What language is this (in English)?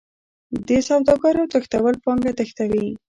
Pashto